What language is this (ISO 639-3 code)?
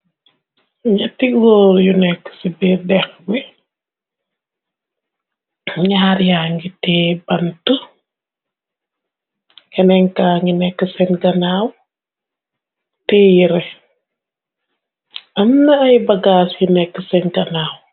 wol